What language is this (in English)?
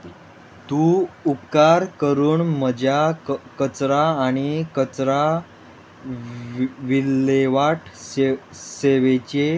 Konkani